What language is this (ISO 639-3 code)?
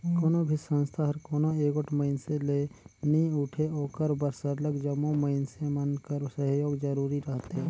hne